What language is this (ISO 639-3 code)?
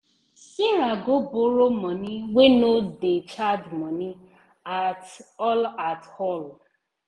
pcm